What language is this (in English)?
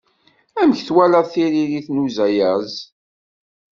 Kabyle